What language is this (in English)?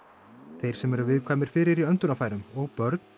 Icelandic